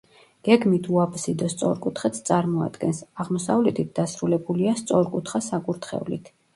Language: Georgian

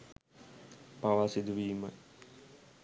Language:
Sinhala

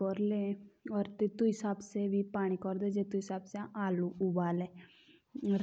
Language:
Jaunsari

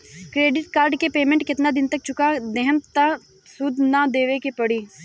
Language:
Bhojpuri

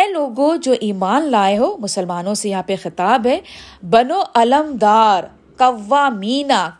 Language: Urdu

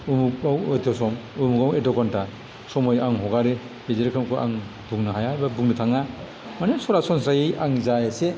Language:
Bodo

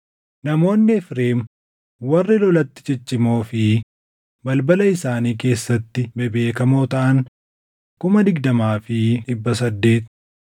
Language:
Oromo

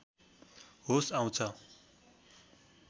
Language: Nepali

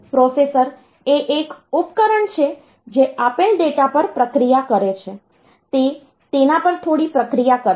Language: Gujarati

